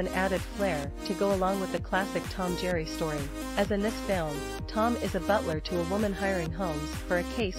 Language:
English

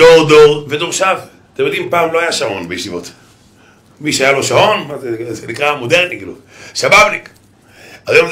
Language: Hebrew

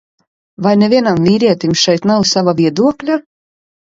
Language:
Latvian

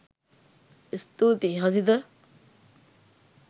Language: Sinhala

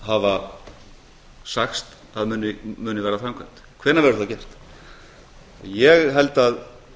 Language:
Icelandic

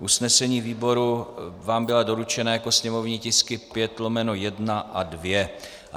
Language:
Czech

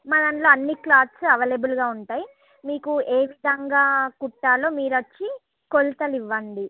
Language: Telugu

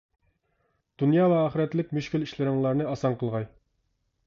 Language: Uyghur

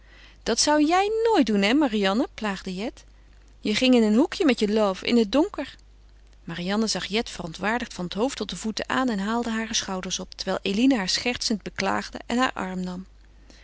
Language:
Dutch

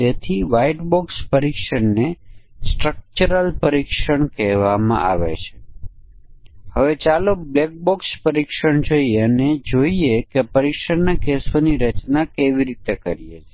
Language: Gujarati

